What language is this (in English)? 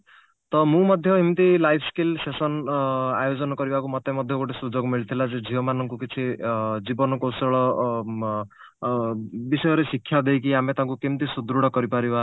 Odia